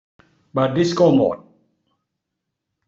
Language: Thai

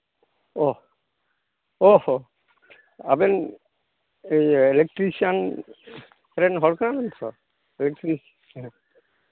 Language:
Santali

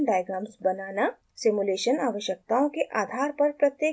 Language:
Hindi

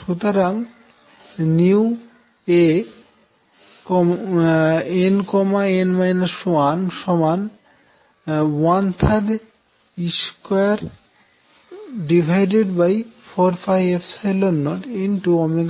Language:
Bangla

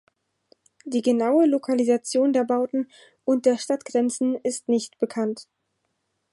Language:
German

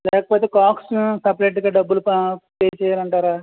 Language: Telugu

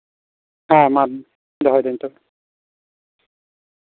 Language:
Santali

